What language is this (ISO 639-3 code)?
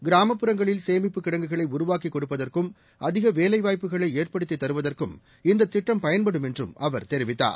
tam